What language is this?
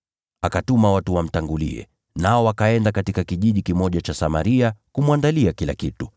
Swahili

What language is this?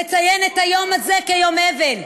Hebrew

